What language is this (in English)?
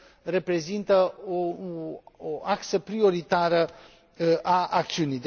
Romanian